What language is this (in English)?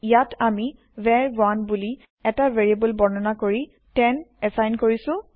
Assamese